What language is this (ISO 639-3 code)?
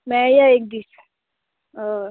kok